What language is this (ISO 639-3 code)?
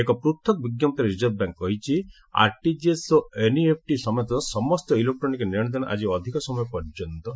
ori